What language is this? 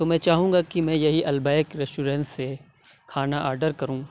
Urdu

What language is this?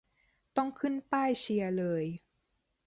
Thai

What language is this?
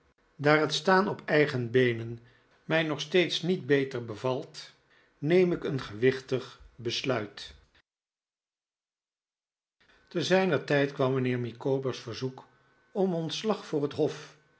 Dutch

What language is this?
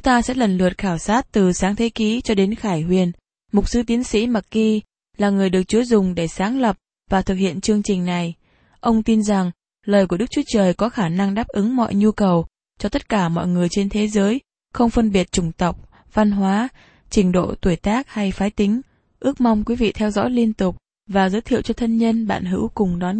Vietnamese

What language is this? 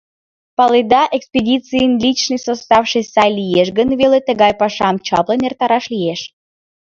Mari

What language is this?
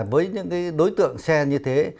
Vietnamese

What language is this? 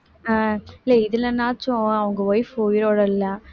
Tamil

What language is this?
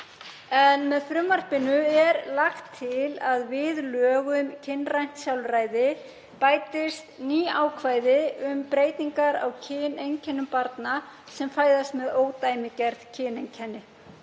Icelandic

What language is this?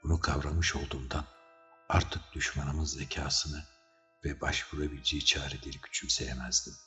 Turkish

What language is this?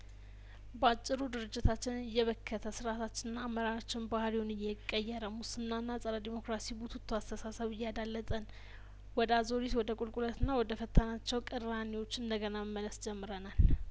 Amharic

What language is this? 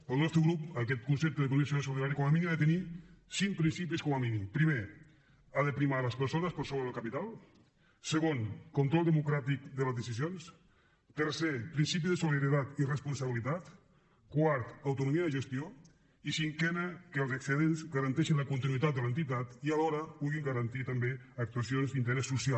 Catalan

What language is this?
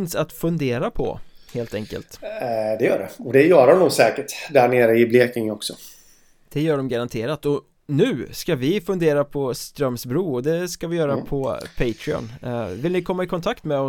Swedish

